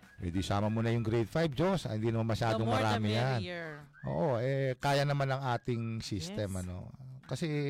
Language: Filipino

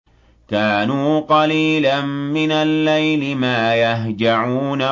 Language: Arabic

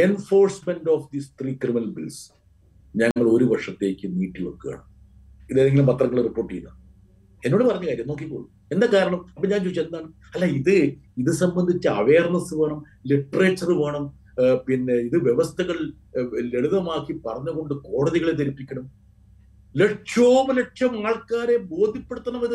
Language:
Malayalam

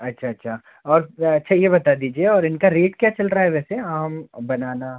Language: Hindi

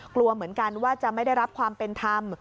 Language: Thai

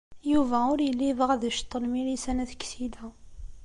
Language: Kabyle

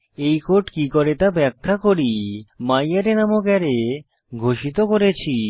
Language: Bangla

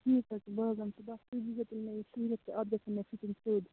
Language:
Kashmiri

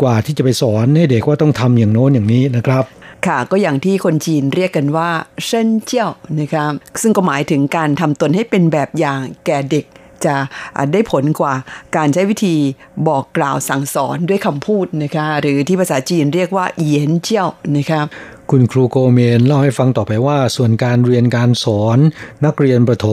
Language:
Thai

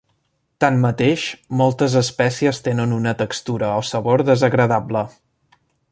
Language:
Catalan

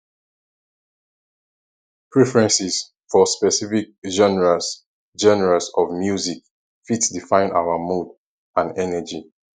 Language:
Nigerian Pidgin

